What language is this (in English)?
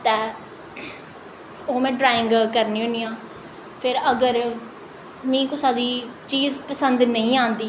Dogri